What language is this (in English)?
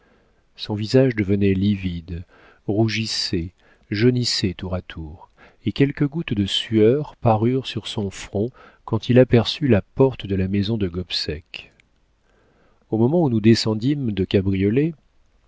French